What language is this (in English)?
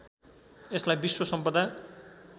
Nepali